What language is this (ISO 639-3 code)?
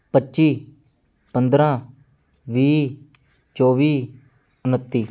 pan